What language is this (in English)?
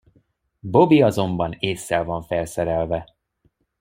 Hungarian